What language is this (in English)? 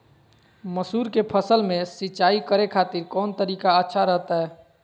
Magahi